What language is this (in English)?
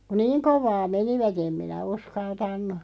Finnish